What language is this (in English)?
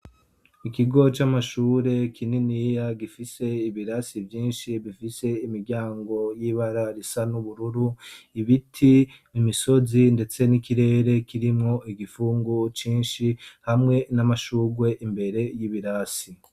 Rundi